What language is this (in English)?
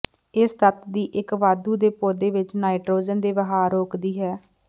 Punjabi